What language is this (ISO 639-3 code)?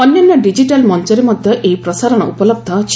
ori